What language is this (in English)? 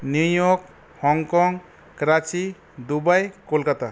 Bangla